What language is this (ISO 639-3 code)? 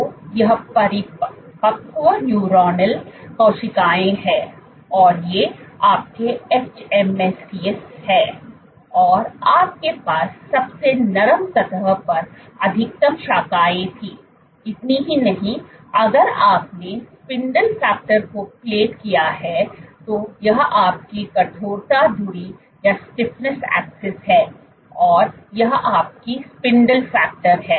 hin